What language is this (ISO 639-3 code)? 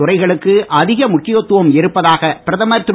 tam